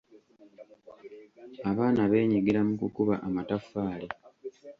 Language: Ganda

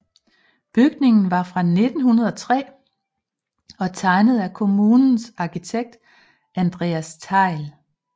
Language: Danish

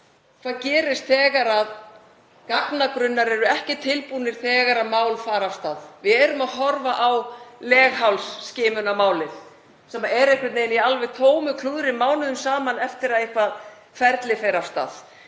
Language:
Icelandic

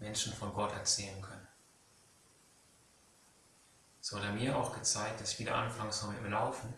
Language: German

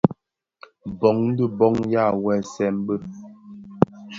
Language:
Bafia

